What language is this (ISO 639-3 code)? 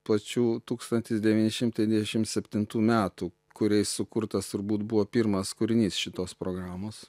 lit